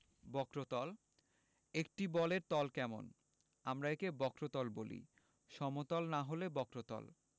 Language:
Bangla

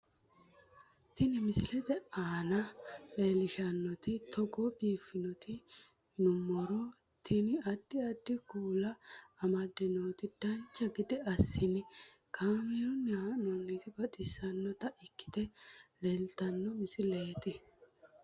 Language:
Sidamo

